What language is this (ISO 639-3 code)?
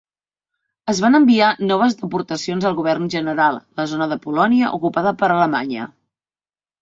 cat